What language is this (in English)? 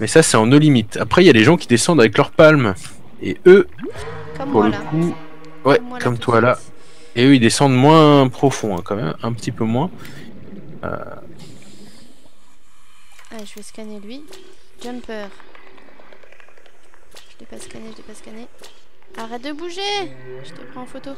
French